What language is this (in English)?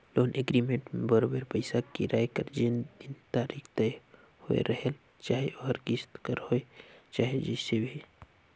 Chhattisgarhi